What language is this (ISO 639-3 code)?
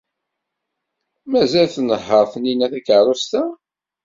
kab